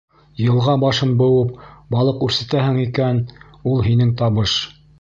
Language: Bashkir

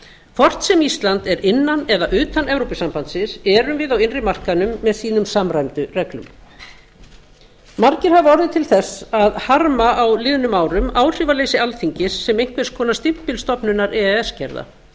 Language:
Icelandic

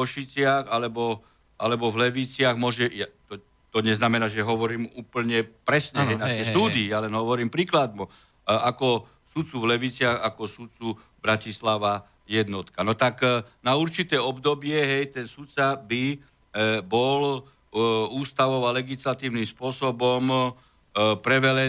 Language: Slovak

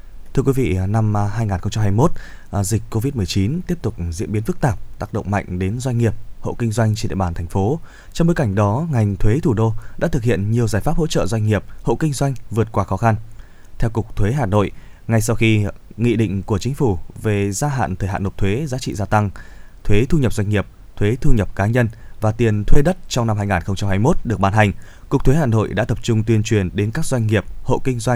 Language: Vietnamese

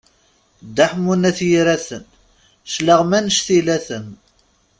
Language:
Kabyle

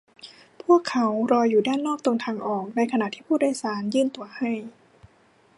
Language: Thai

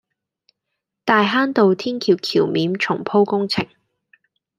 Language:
Cantonese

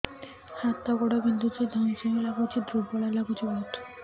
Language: Odia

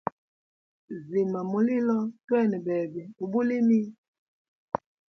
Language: Hemba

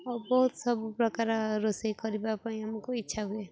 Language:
Odia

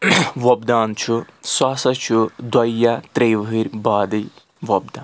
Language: Kashmiri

